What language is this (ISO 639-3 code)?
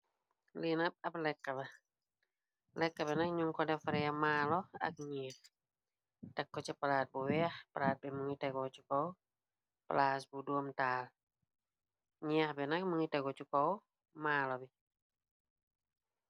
wol